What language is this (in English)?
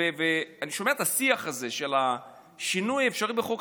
Hebrew